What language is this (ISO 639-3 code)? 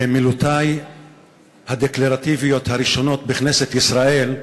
heb